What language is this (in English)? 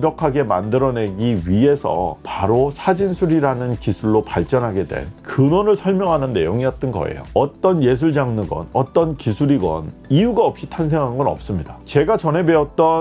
Korean